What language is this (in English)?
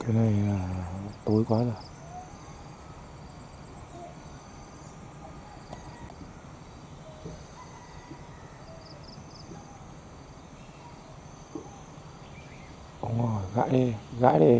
Vietnamese